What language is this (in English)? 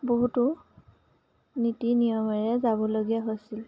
Assamese